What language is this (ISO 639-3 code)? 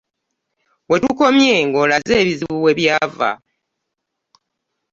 lug